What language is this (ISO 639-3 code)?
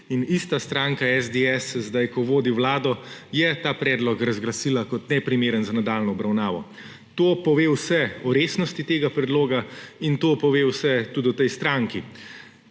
slv